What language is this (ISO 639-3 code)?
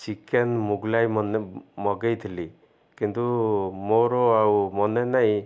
ori